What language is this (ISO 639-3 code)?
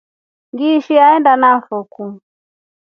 rof